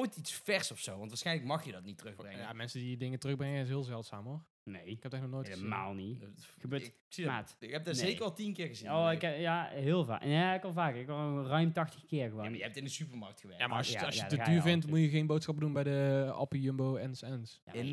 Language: Dutch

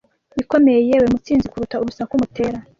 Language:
Kinyarwanda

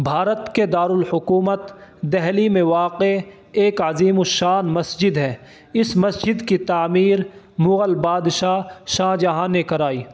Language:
Urdu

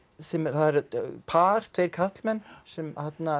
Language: Icelandic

